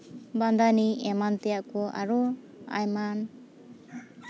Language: Santali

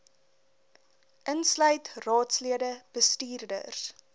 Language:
Afrikaans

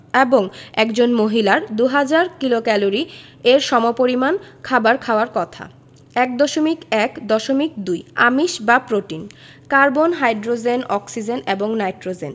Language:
Bangla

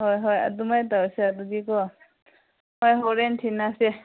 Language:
Manipuri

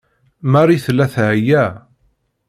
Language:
Kabyle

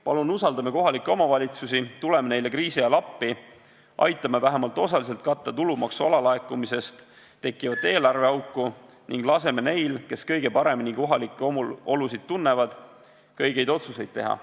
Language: Estonian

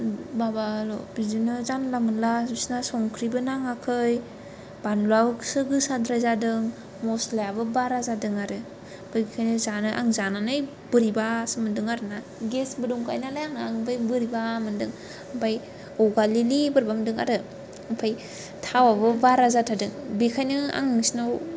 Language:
Bodo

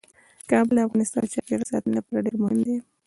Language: Pashto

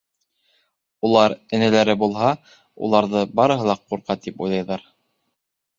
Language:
Bashkir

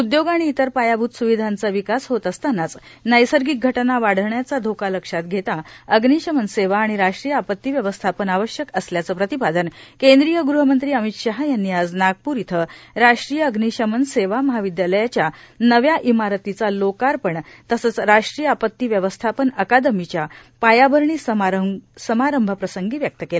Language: Marathi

